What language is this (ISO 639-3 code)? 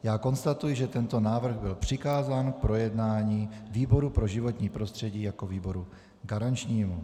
ces